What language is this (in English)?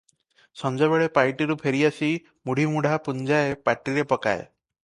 Odia